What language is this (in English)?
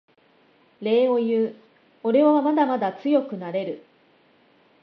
Japanese